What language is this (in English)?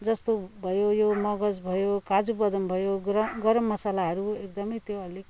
Nepali